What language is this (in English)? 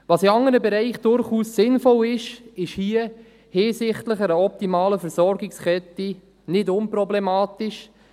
Swiss German